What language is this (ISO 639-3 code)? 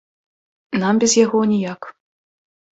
bel